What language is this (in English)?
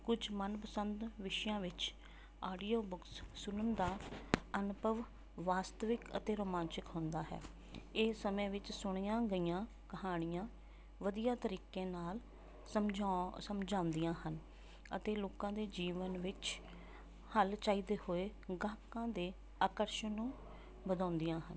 Punjabi